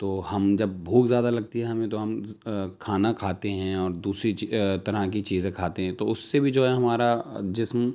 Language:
Urdu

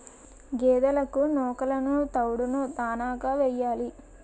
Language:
Telugu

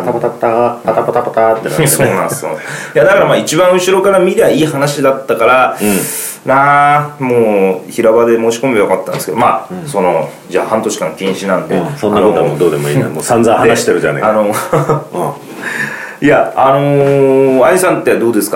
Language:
Japanese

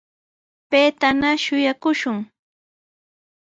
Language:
Sihuas Ancash Quechua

